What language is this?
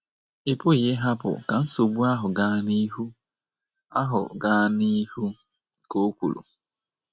Igbo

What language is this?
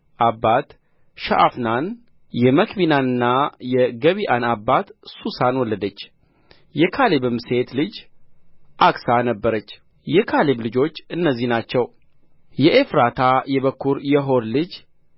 Amharic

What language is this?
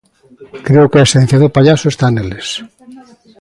Galician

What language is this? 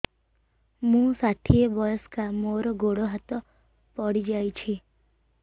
Odia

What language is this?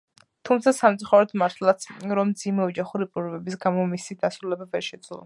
Georgian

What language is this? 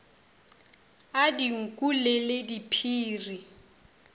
Northern Sotho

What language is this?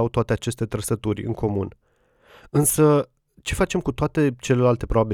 Romanian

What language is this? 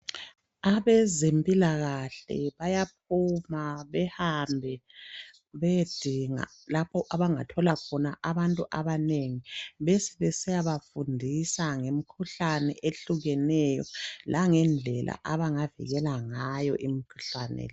North Ndebele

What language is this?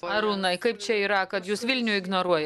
Lithuanian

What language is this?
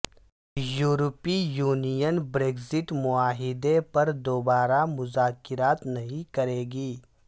Urdu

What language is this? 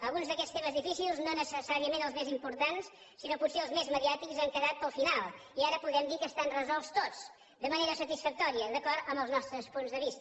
Catalan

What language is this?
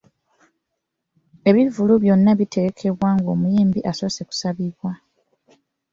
Ganda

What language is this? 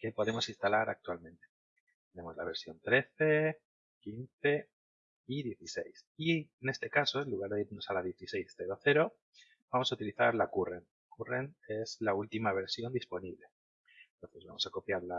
Spanish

